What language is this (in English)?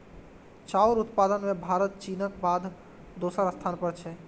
Maithili